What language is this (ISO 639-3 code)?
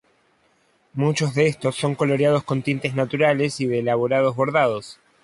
spa